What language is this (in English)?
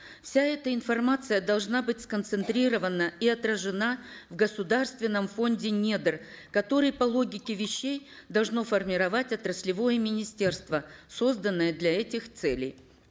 Kazakh